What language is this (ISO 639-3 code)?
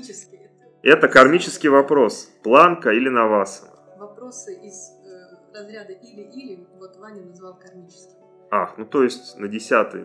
rus